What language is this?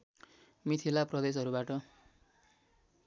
Nepali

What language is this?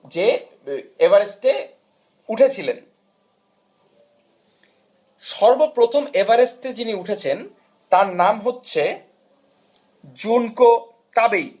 Bangla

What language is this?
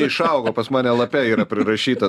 Lithuanian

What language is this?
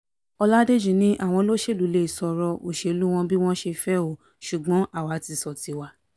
Yoruba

